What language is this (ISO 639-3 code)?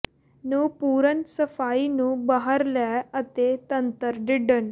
pan